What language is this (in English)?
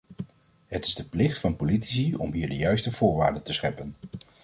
Dutch